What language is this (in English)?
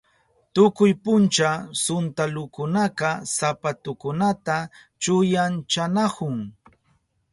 Southern Pastaza Quechua